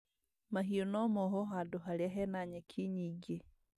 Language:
Kikuyu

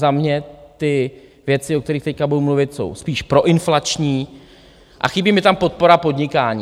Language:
Czech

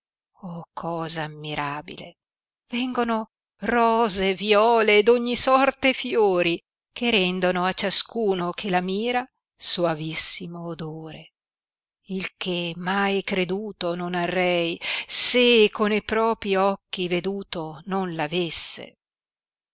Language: Italian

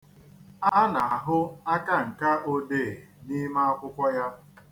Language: Igbo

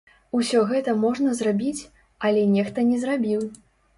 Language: Belarusian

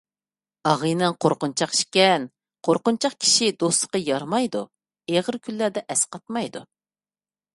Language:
Uyghur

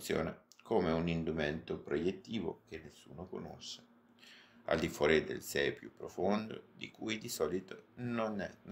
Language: Italian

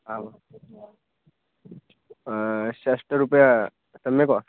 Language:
Sanskrit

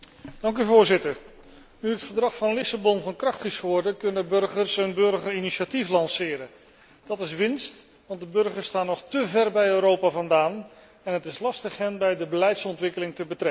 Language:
Dutch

